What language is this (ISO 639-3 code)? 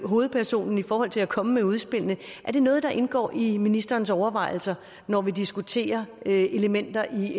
dan